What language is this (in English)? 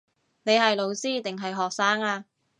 Cantonese